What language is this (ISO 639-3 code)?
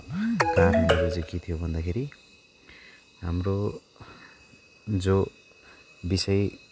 nep